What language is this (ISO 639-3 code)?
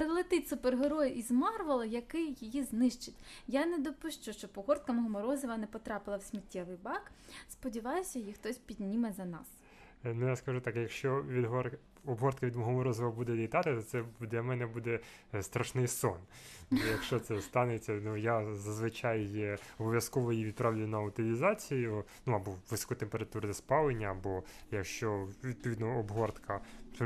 ukr